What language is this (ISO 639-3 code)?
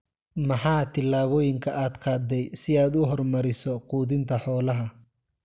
som